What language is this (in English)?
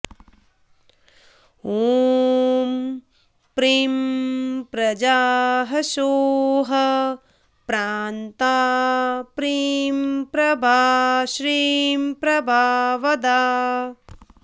Sanskrit